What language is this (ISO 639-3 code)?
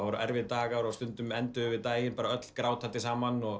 isl